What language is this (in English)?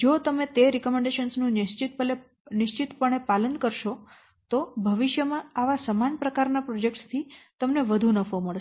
Gujarati